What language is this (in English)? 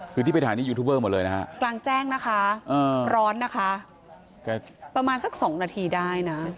Thai